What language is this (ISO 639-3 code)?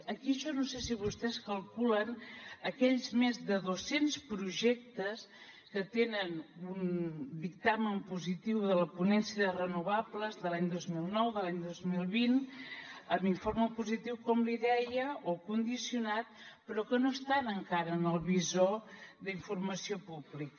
cat